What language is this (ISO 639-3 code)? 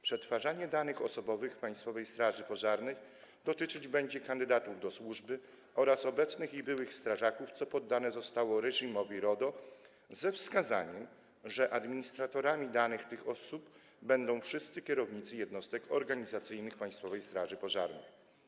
pol